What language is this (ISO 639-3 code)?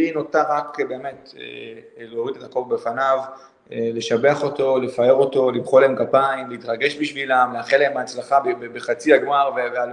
heb